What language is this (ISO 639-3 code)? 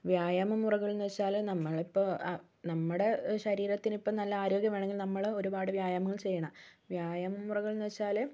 mal